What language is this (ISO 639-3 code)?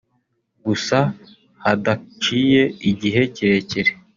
kin